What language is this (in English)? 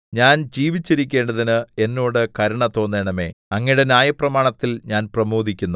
Malayalam